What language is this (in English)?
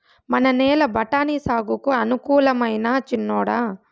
Telugu